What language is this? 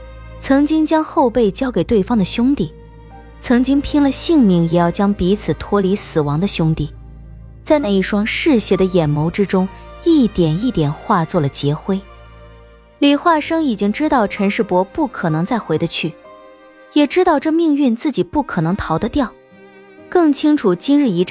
Chinese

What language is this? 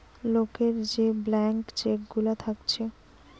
Bangla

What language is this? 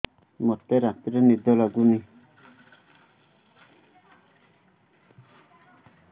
Odia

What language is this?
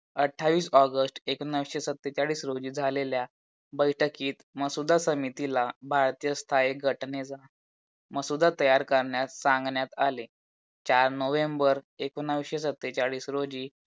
Marathi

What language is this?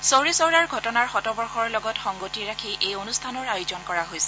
Assamese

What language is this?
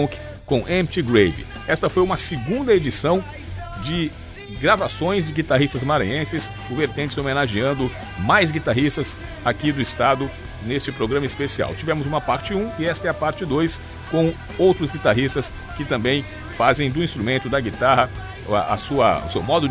Portuguese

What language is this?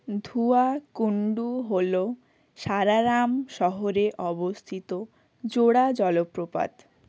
Bangla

